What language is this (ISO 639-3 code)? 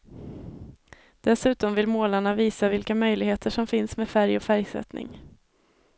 swe